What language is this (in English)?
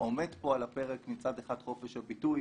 Hebrew